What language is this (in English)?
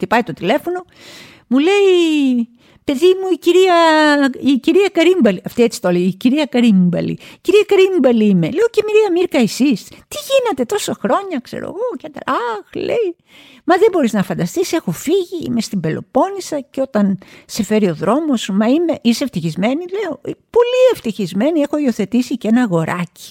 Greek